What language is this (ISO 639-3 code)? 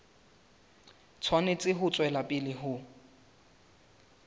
sot